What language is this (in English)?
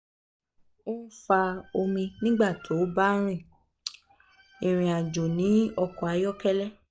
Yoruba